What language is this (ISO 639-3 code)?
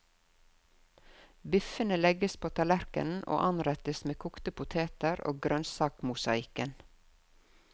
nor